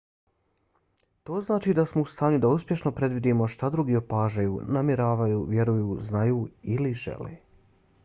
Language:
Bosnian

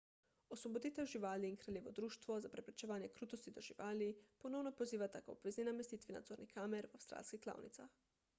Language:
Slovenian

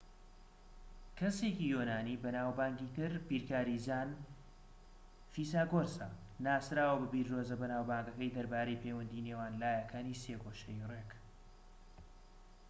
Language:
Central Kurdish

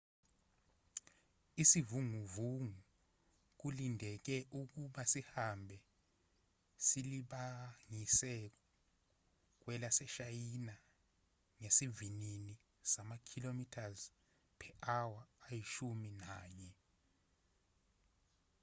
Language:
Zulu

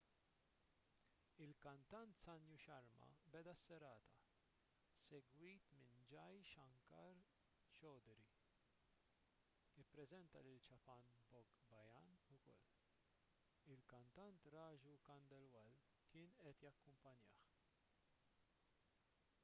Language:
Maltese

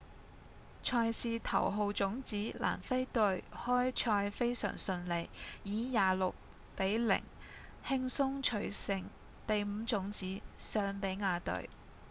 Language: Cantonese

